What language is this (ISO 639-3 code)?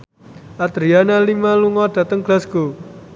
jav